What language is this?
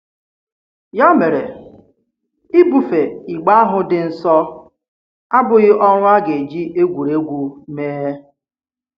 Igbo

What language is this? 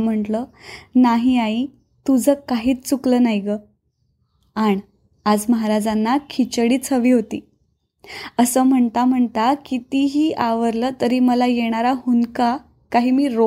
Marathi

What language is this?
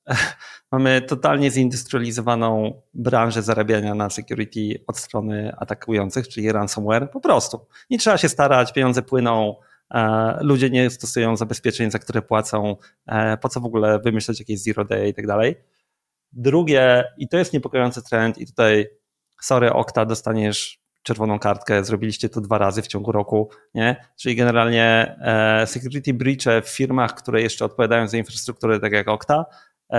Polish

